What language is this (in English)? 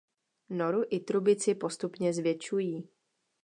Czech